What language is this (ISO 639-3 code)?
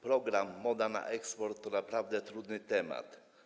pol